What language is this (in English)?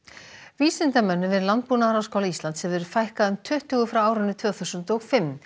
Icelandic